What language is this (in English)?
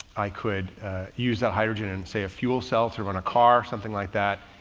English